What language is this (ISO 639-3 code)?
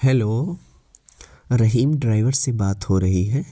urd